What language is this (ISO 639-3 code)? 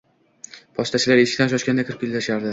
uzb